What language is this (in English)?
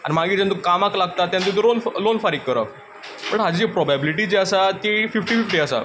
Konkani